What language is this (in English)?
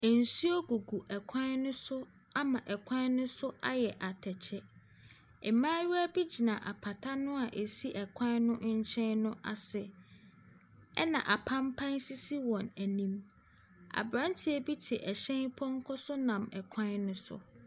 Akan